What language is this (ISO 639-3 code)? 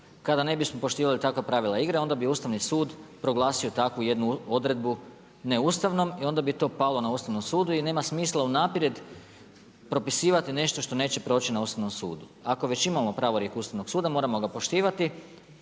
hrv